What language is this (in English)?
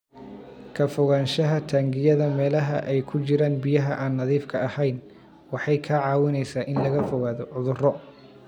Somali